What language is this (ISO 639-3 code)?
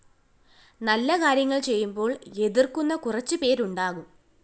mal